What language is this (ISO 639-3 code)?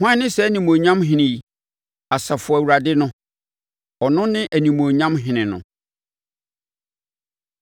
aka